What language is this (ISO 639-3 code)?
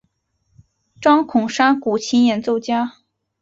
zho